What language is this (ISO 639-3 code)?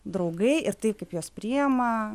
lit